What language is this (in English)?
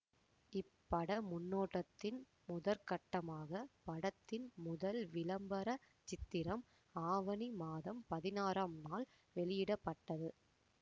Tamil